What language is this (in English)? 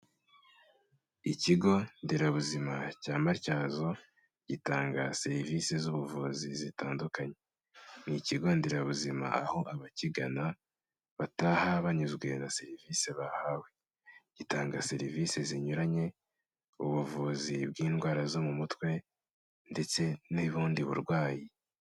Kinyarwanda